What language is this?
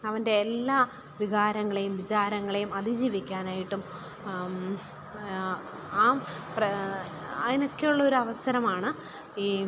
Malayalam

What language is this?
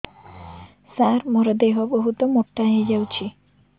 Odia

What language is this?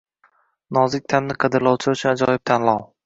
Uzbek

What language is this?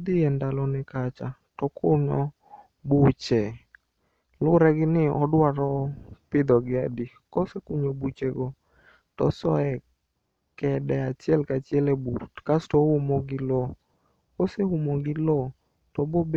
Luo (Kenya and Tanzania)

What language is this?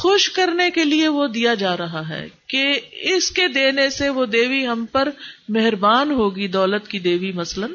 Urdu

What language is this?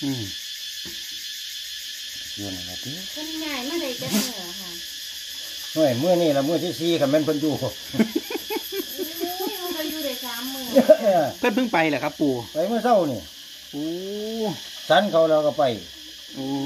Thai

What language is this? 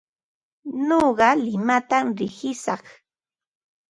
Ambo-Pasco Quechua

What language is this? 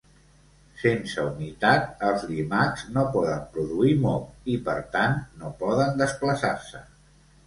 Catalan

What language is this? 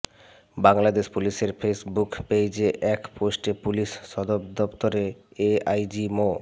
Bangla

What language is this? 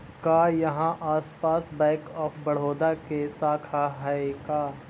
Magahi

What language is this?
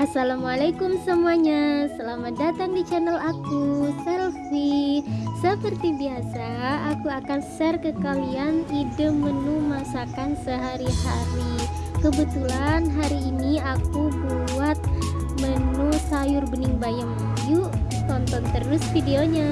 Indonesian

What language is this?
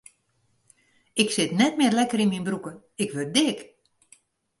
Western Frisian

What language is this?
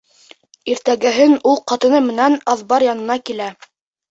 Bashkir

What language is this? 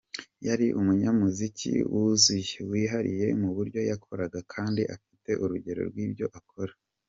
Kinyarwanda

